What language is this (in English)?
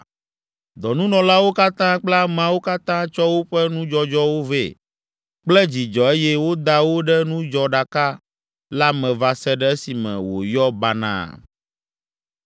Ewe